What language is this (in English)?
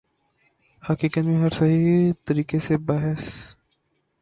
Urdu